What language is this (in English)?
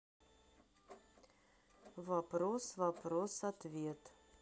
Russian